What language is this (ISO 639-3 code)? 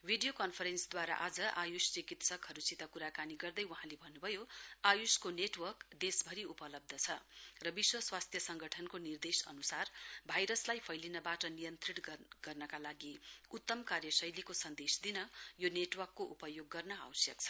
nep